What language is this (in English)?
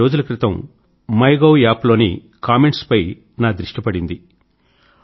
Telugu